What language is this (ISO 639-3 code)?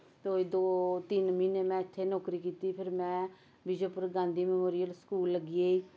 doi